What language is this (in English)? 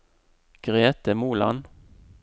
Norwegian